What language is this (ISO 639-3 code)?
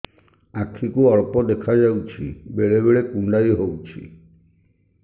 ori